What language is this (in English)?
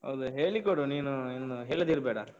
Kannada